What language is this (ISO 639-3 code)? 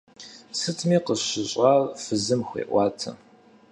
kbd